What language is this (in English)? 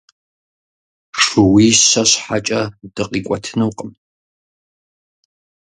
Kabardian